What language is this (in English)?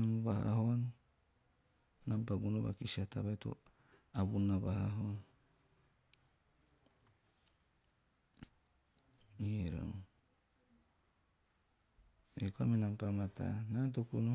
Teop